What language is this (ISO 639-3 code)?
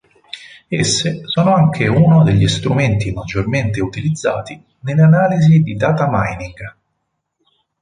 ita